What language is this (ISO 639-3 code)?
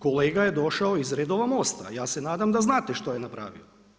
hrv